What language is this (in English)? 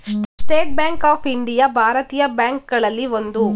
Kannada